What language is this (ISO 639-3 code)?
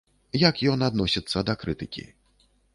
bel